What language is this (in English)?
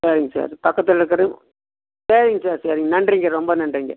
Tamil